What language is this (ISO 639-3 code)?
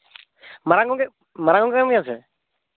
sat